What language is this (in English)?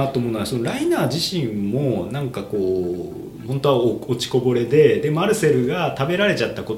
Japanese